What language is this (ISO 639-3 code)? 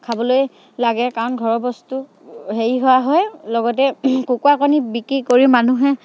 asm